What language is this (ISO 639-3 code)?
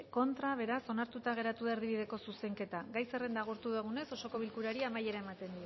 eus